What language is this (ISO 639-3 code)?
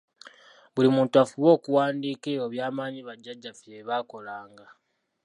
lug